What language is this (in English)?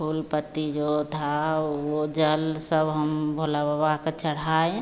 Hindi